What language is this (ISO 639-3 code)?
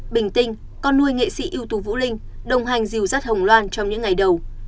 vie